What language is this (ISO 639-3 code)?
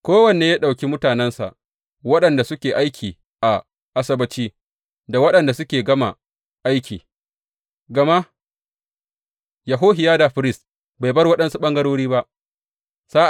hau